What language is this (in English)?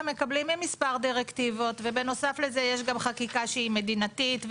Hebrew